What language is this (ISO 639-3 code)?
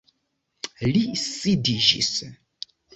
epo